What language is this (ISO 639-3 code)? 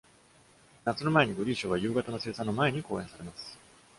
jpn